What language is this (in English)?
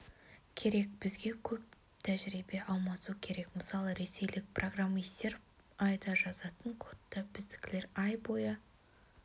Kazakh